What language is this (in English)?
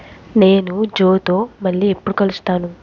Telugu